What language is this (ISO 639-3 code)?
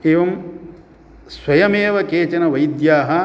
san